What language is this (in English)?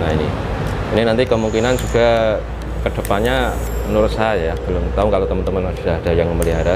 Indonesian